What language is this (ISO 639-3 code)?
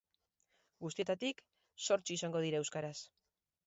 eus